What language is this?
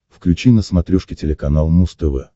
Russian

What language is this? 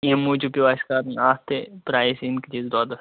Kashmiri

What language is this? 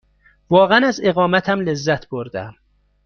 Persian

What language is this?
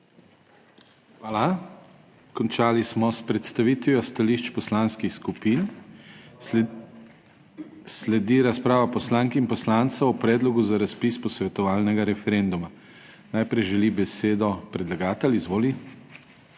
Slovenian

